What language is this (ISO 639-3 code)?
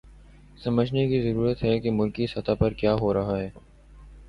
urd